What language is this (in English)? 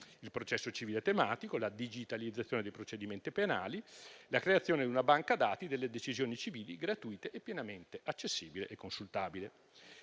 Italian